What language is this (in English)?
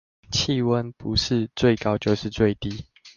Chinese